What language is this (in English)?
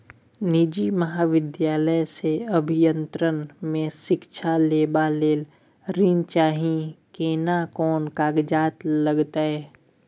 Maithili